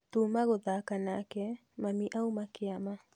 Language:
Kikuyu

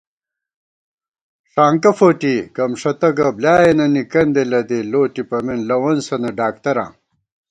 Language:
Gawar-Bati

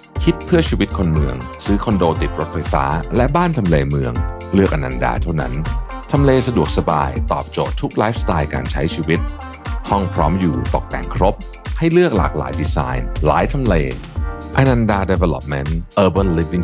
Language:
Thai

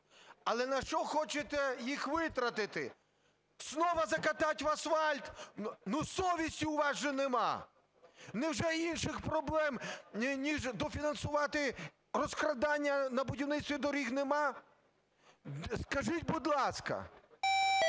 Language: Ukrainian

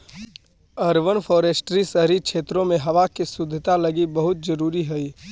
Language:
Magahi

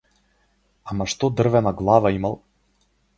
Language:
Macedonian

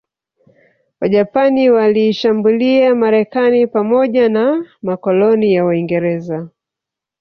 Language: Swahili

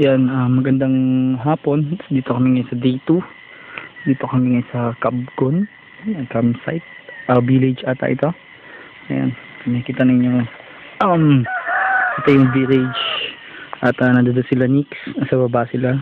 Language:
Filipino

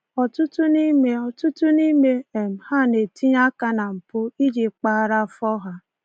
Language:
Igbo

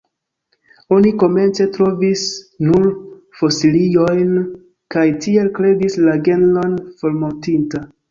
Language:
Esperanto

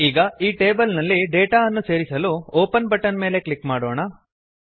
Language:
Kannada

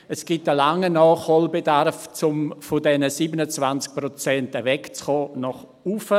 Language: Swiss German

